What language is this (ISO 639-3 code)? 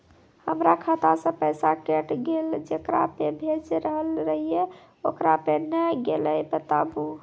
mai